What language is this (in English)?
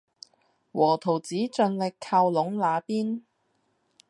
Cantonese